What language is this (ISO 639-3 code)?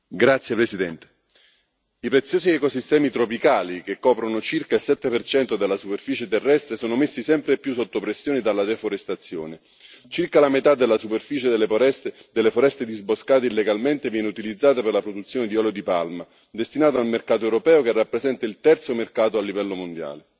ita